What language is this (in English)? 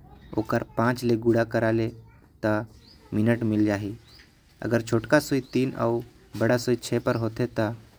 Korwa